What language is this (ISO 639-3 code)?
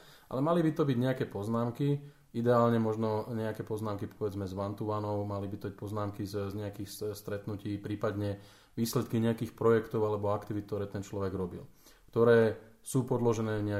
slk